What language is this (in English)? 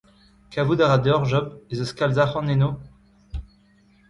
Breton